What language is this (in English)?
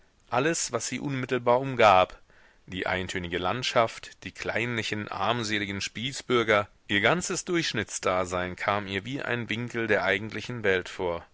German